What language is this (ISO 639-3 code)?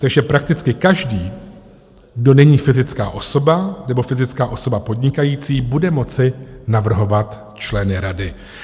ces